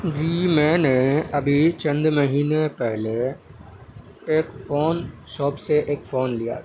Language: Urdu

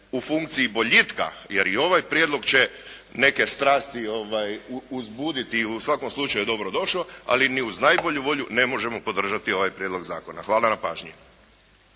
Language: Croatian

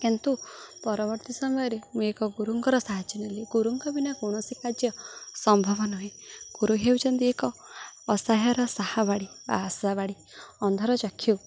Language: Odia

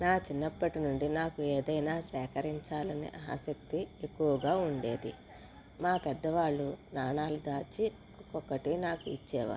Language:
Telugu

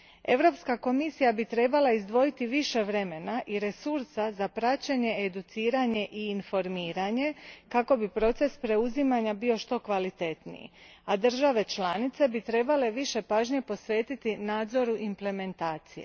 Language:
Croatian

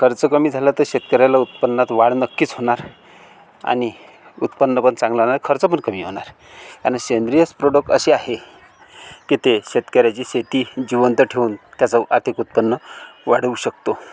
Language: Marathi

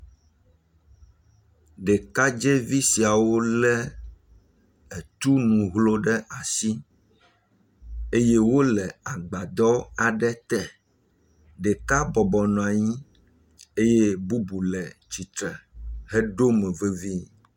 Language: Ewe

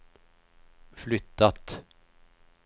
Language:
Swedish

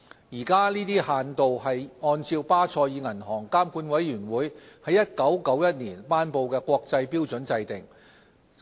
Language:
Cantonese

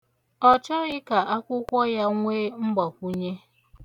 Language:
Igbo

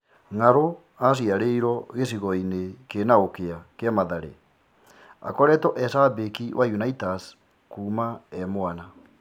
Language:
Kikuyu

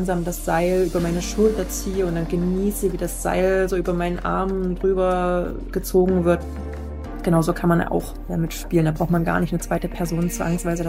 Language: German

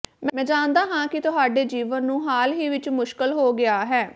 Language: Punjabi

